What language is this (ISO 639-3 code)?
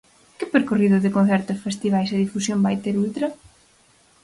glg